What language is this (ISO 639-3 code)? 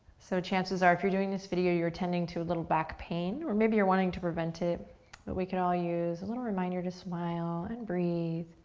eng